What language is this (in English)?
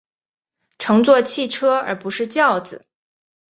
Chinese